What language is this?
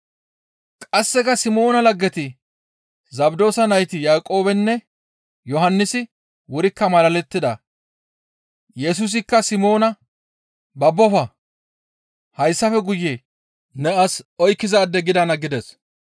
Gamo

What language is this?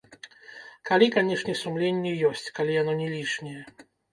Belarusian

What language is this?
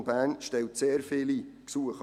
Swiss German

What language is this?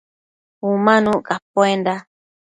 Matsés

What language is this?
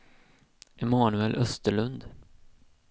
Swedish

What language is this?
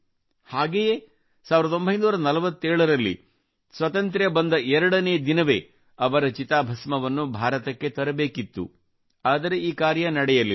Kannada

